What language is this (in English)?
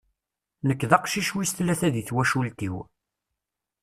Kabyle